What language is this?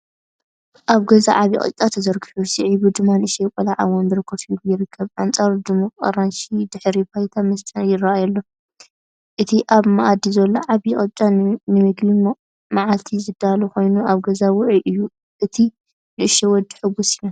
Tigrinya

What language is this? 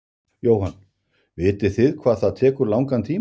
Icelandic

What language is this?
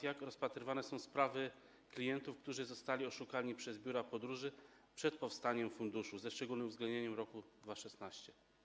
Polish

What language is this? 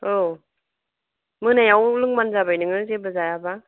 Bodo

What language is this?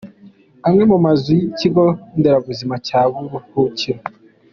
Kinyarwanda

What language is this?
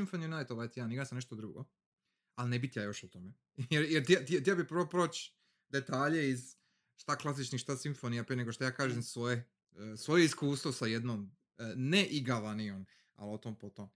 Croatian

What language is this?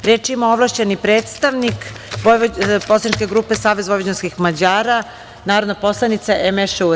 Serbian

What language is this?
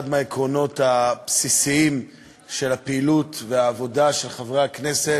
Hebrew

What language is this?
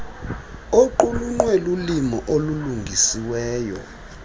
Xhosa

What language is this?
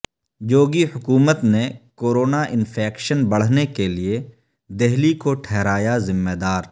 Urdu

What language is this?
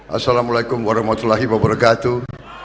Indonesian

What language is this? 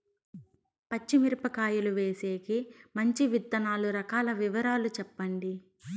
Telugu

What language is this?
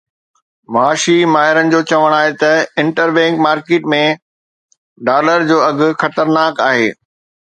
Sindhi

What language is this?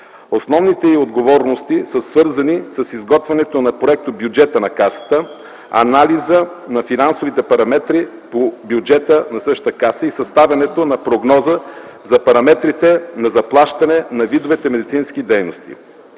Bulgarian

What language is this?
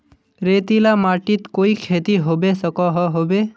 Magahi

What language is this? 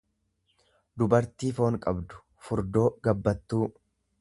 Oromo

